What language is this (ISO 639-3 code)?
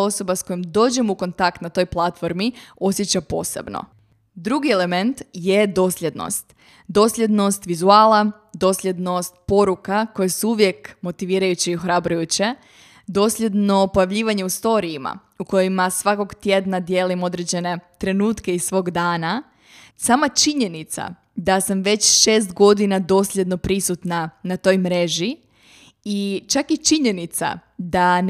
hrv